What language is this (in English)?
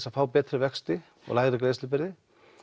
Icelandic